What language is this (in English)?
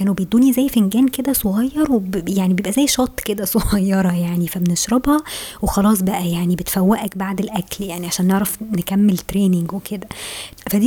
Arabic